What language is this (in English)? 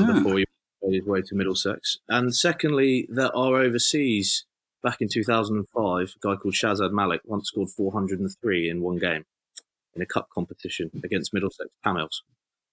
English